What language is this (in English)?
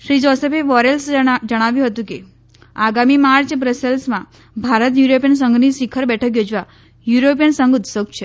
Gujarati